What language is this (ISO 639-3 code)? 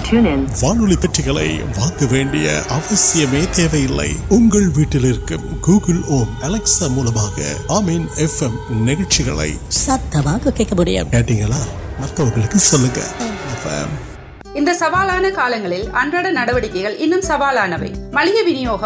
urd